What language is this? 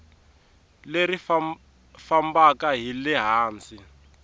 Tsonga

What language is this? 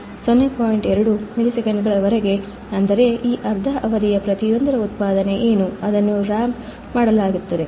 Kannada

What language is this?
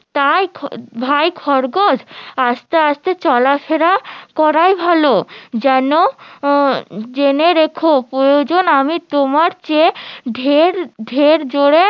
Bangla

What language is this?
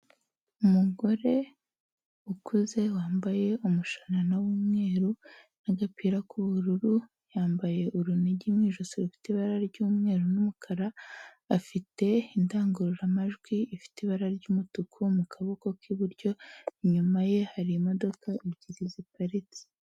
Kinyarwanda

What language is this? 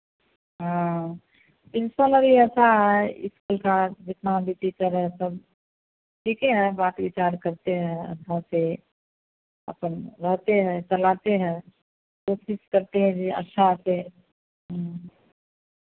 Hindi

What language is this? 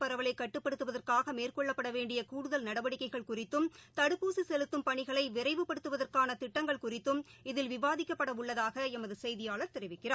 Tamil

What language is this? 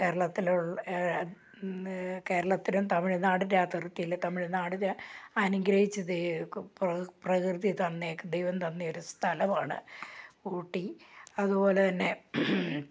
Malayalam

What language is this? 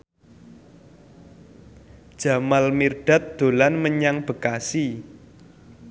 Javanese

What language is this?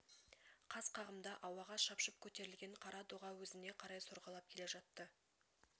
Kazakh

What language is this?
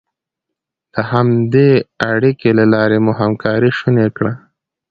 Pashto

